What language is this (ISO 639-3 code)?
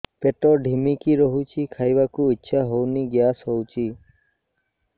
ori